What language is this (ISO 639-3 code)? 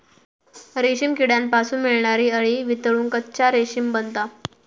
mar